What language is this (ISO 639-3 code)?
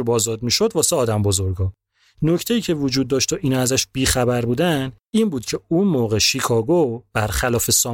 fas